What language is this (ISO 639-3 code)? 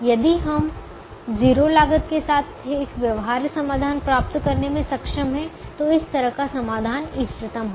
hin